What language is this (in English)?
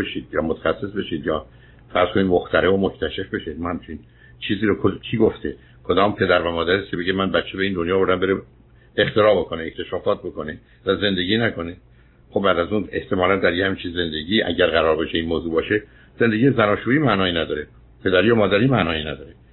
Persian